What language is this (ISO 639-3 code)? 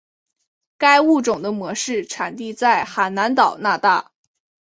zho